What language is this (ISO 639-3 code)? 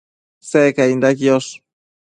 mcf